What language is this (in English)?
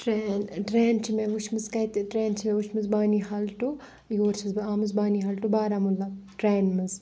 Kashmiri